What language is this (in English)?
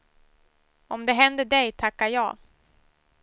Swedish